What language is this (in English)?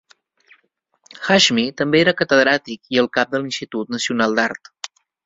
Catalan